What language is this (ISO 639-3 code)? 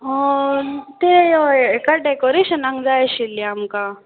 kok